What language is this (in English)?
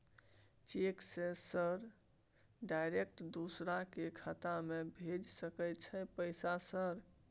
Maithili